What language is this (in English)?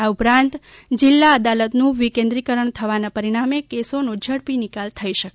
Gujarati